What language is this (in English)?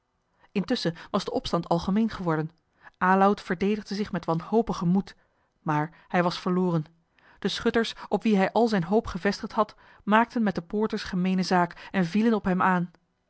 Dutch